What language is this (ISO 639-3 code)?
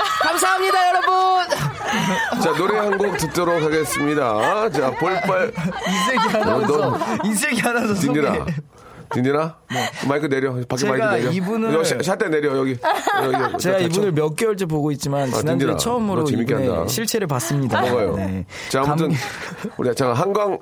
kor